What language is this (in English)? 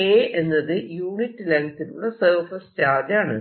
Malayalam